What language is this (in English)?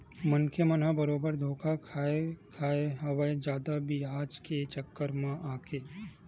Chhattisgarhi